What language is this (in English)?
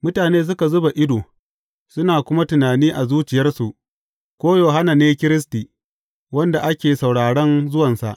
Hausa